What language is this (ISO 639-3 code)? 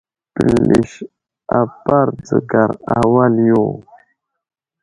udl